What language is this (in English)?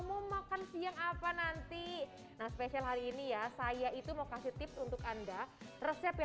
Indonesian